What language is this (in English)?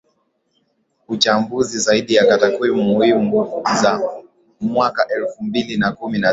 Swahili